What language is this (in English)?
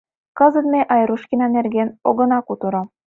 Mari